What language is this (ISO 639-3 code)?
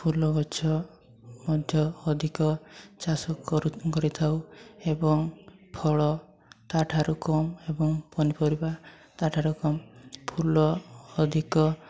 ori